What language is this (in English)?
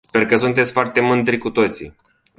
Romanian